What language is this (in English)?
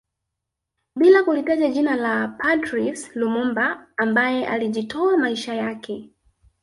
Swahili